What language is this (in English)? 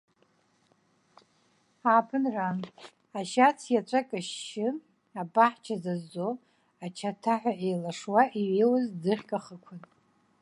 Abkhazian